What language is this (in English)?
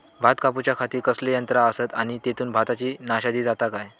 Marathi